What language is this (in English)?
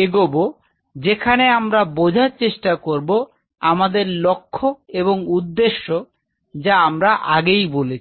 Bangla